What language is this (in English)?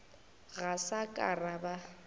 Northern Sotho